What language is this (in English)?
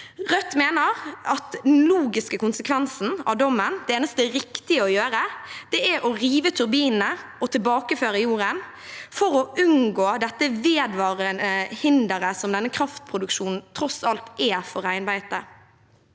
Norwegian